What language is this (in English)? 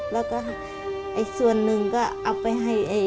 Thai